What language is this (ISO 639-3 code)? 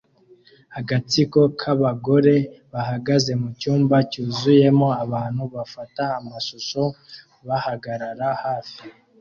kin